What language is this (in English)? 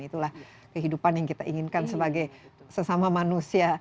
Indonesian